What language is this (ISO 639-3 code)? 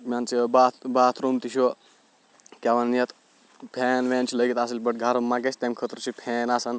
kas